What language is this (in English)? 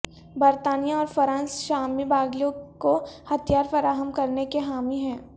Urdu